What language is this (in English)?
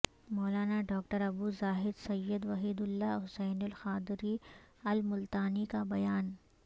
Urdu